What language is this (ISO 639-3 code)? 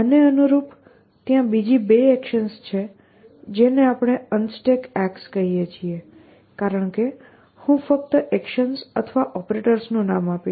guj